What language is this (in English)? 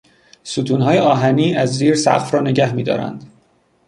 Persian